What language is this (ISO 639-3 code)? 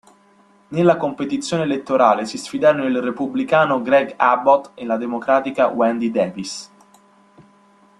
ita